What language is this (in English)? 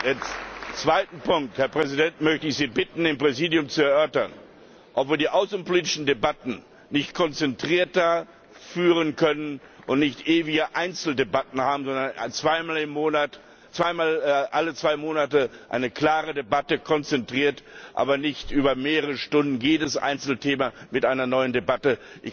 German